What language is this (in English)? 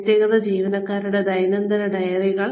Malayalam